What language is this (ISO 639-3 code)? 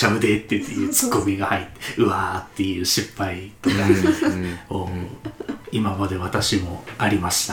jpn